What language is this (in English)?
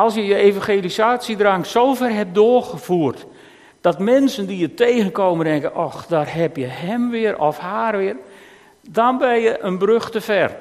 Dutch